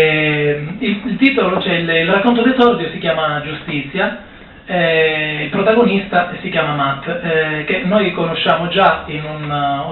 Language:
Italian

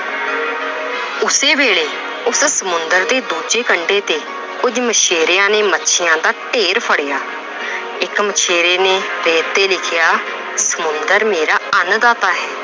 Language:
Punjabi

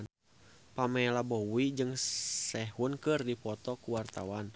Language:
Sundanese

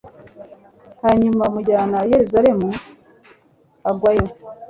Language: Kinyarwanda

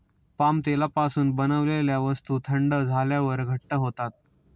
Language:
Marathi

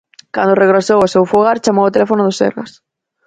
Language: Galician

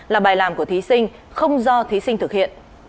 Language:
Vietnamese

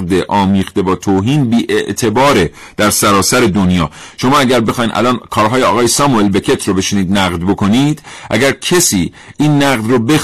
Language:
Persian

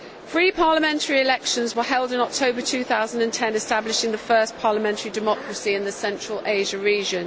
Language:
English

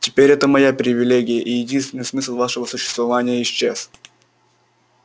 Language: Russian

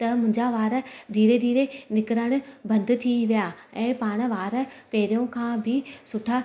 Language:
Sindhi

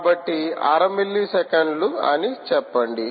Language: Telugu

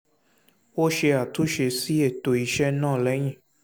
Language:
Yoruba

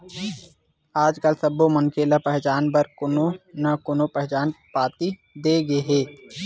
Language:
Chhattisgarhi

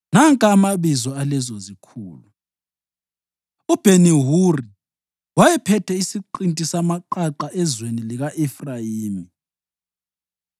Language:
North Ndebele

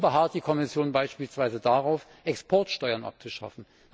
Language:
German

